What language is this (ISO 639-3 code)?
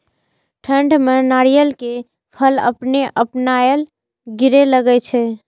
mai